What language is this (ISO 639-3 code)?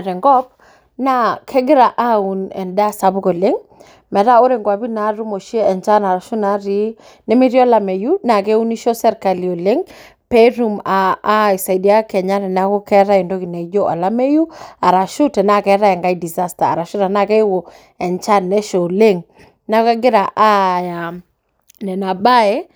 mas